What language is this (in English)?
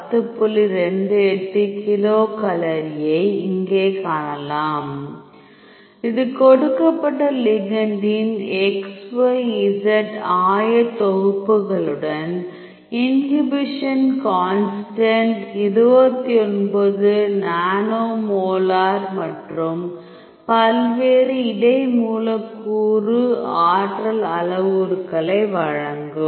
Tamil